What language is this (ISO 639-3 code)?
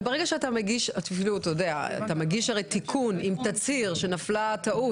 heb